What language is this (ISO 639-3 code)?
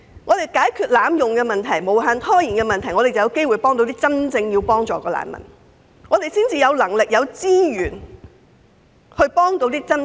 yue